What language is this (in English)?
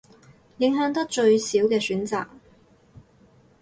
Cantonese